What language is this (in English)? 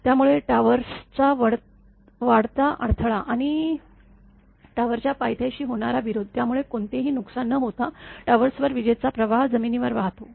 Marathi